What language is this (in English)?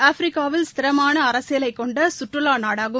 Tamil